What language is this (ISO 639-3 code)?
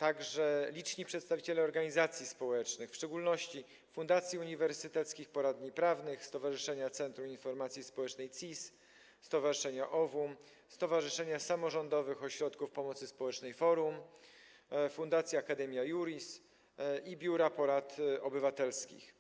pol